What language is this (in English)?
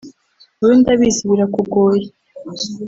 Kinyarwanda